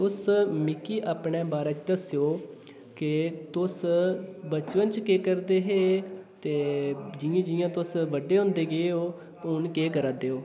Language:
Dogri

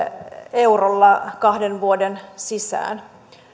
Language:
Finnish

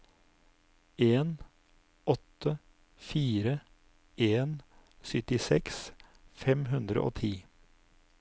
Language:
Norwegian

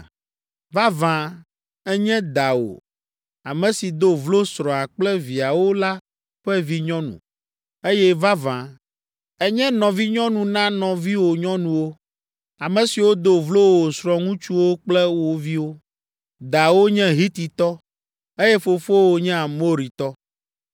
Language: Ewe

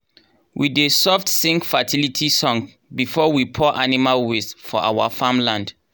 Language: Nigerian Pidgin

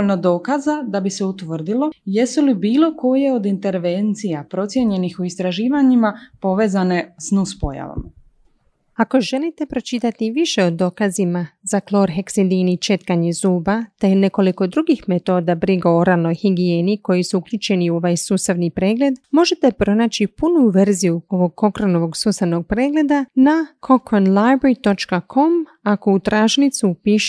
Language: Croatian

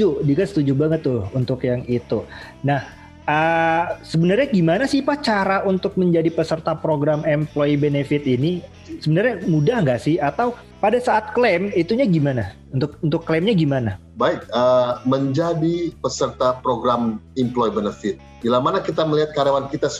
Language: Indonesian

